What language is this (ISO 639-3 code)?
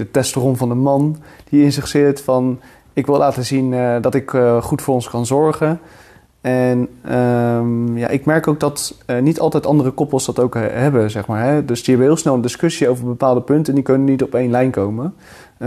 nld